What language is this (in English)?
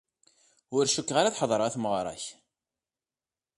Kabyle